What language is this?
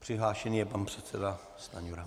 Czech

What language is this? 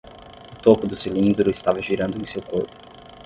Portuguese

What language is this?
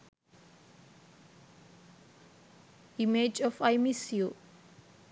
Sinhala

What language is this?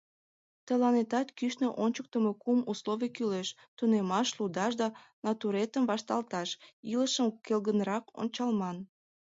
Mari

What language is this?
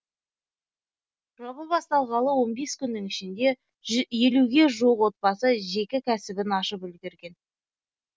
Kazakh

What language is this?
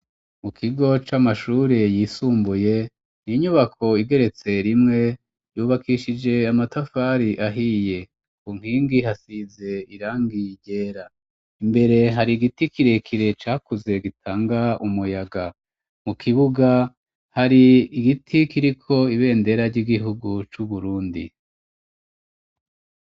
Rundi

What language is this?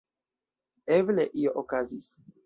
Esperanto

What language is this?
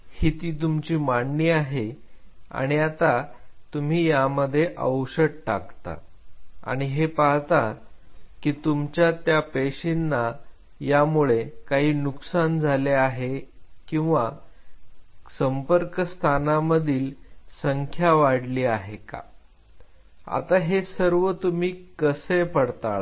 Marathi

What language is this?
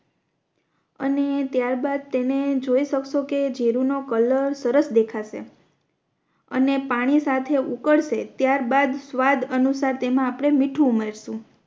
Gujarati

